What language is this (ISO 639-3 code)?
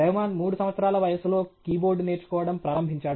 tel